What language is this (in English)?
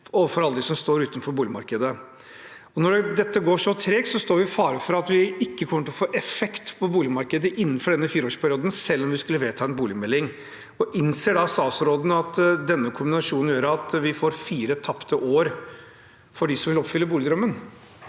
Norwegian